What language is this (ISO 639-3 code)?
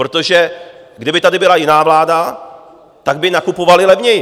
ces